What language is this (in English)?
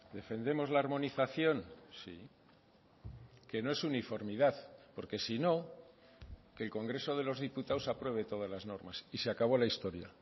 Spanish